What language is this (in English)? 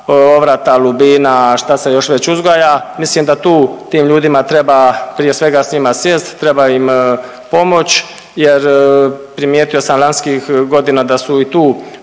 Croatian